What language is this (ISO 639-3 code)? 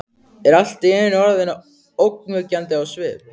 isl